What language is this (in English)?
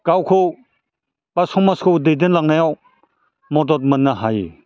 Bodo